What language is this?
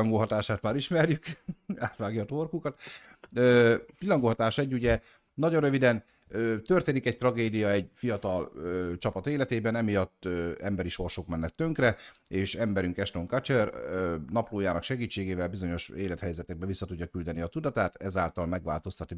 Hungarian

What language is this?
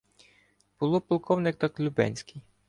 Ukrainian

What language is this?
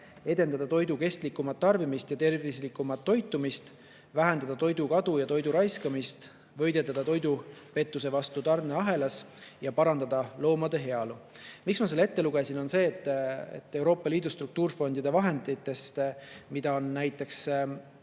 Estonian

